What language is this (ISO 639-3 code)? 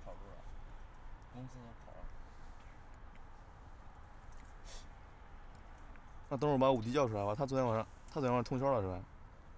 zho